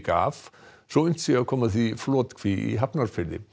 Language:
Icelandic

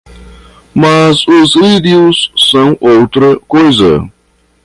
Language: Portuguese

